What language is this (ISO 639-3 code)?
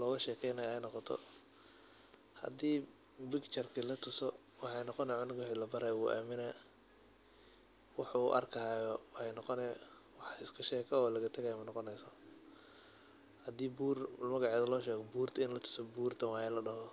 som